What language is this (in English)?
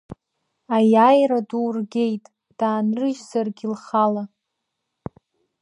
Abkhazian